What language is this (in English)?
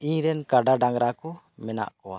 Santali